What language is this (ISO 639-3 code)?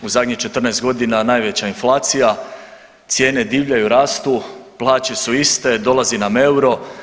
hrv